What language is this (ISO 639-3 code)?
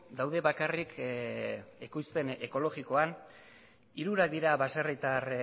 eus